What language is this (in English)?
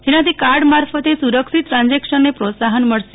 Gujarati